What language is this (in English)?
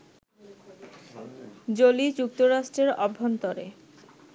Bangla